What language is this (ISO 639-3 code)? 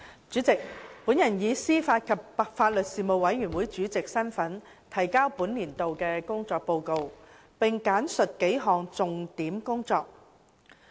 yue